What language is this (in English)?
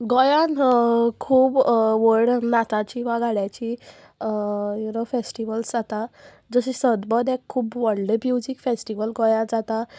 Konkani